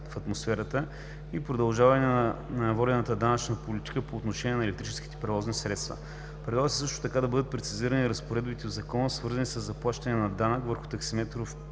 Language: Bulgarian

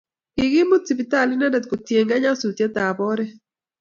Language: Kalenjin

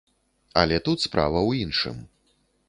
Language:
Belarusian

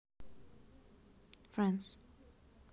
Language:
Russian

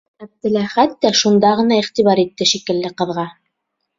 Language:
Bashkir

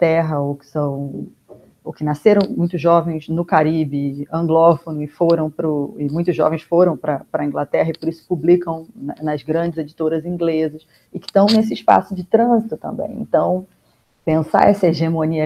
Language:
Portuguese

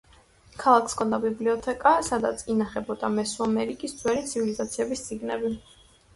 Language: Georgian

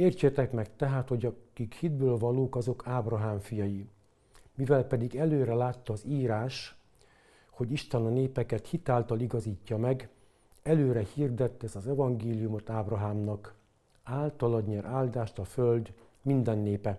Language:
Hungarian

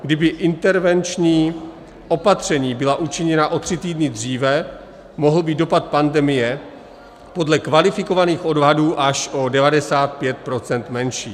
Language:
Czech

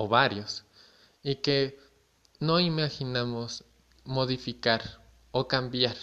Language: Spanish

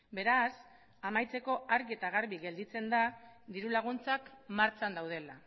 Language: Basque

